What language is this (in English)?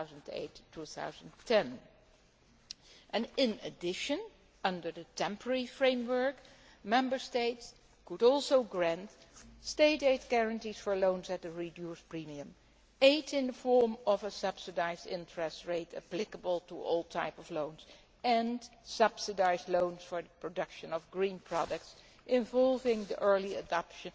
English